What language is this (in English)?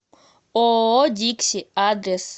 Russian